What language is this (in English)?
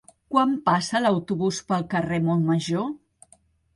Catalan